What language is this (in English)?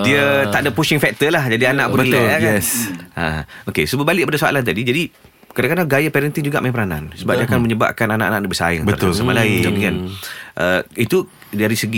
Malay